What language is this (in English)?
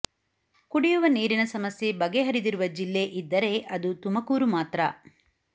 Kannada